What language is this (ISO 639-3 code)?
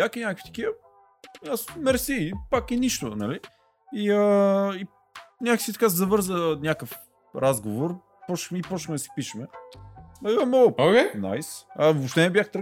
bul